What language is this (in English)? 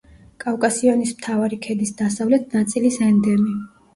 Georgian